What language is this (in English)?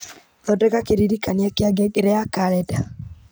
Kikuyu